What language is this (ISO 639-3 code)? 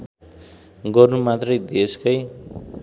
nep